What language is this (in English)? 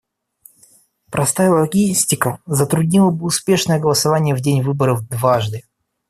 Russian